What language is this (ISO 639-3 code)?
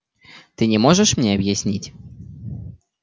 rus